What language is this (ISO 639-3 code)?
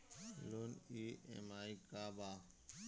bho